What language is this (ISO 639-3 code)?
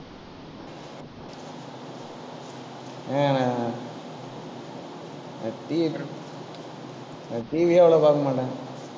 tam